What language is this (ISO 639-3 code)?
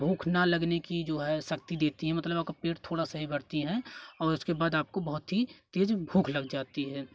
hin